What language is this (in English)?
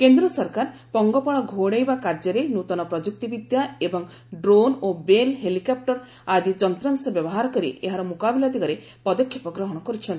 Odia